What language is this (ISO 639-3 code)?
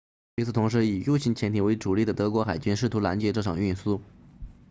zho